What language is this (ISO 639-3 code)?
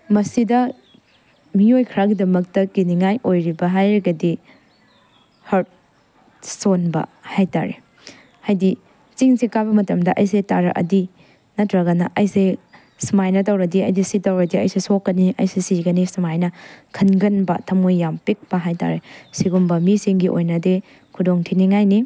mni